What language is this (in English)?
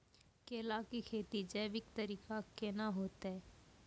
Maithili